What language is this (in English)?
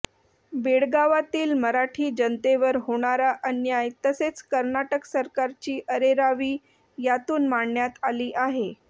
Marathi